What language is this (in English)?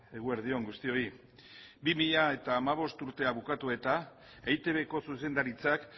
Basque